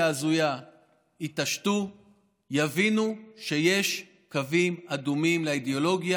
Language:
Hebrew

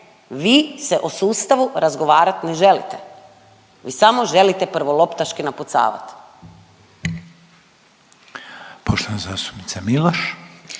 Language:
Croatian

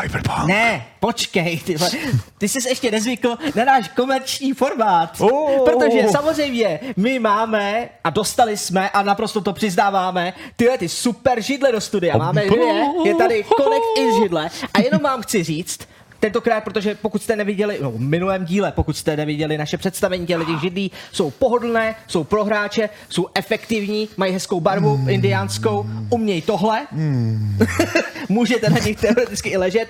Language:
Czech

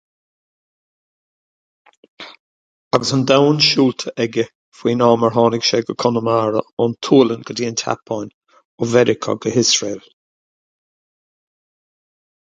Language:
Irish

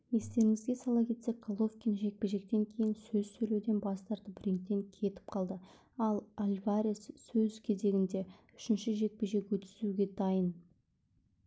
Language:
Kazakh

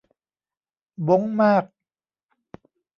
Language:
Thai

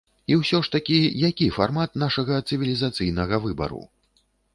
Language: Belarusian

